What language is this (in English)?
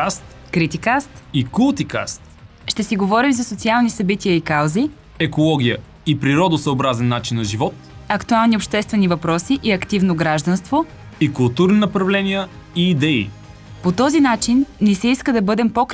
Bulgarian